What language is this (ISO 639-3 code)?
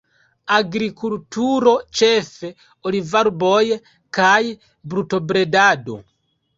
epo